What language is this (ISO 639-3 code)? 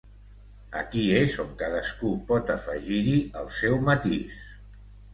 cat